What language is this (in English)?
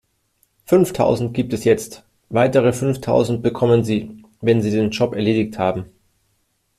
German